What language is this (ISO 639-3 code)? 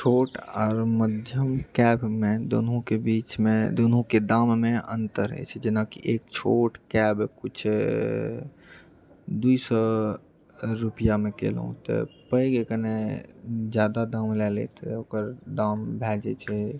mai